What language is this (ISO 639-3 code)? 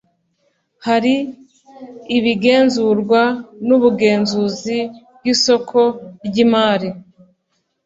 kin